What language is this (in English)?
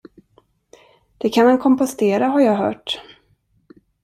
Swedish